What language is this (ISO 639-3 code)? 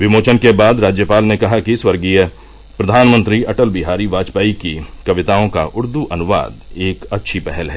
hin